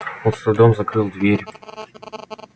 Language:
Russian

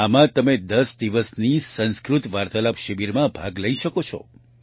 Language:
Gujarati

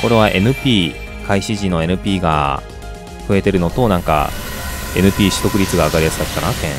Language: Japanese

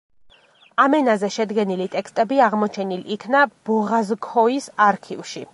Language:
Georgian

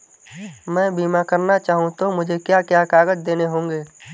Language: Hindi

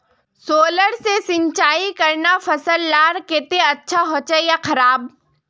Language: Magahi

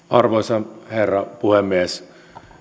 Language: Finnish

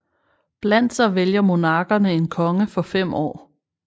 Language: Danish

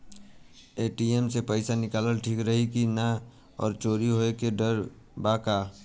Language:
Bhojpuri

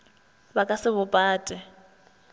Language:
Northern Sotho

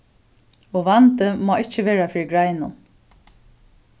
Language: Faroese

